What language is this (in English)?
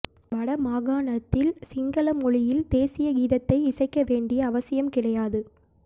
Tamil